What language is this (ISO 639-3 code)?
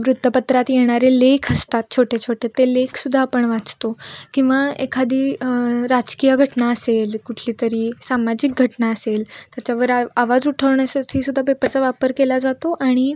mar